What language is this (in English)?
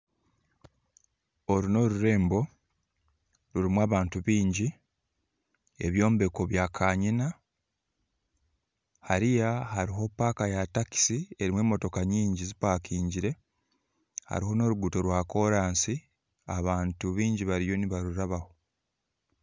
Nyankole